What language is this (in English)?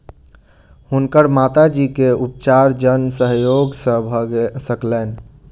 Maithili